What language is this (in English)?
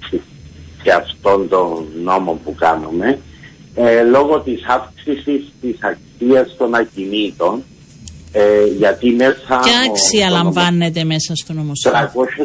Greek